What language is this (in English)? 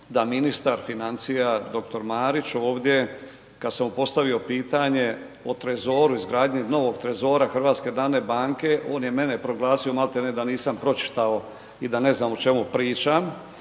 Croatian